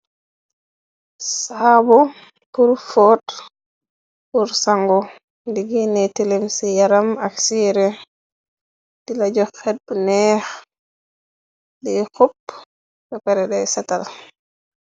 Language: Wolof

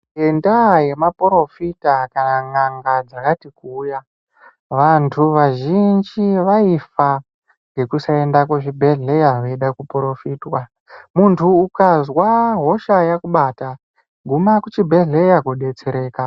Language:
Ndau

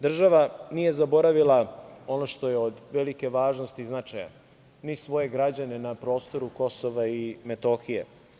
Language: Serbian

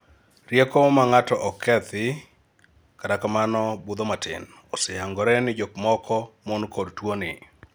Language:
Luo (Kenya and Tanzania)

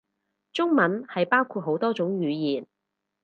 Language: Cantonese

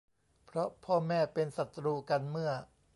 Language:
Thai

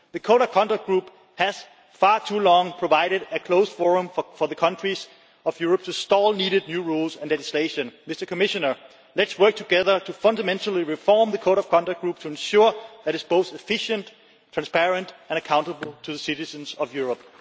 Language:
English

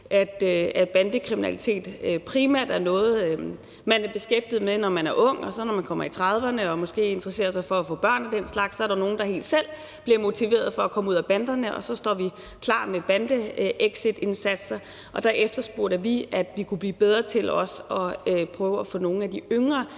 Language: Danish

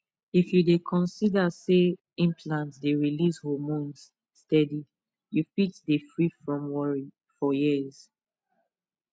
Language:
Nigerian Pidgin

